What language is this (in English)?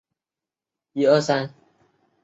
Chinese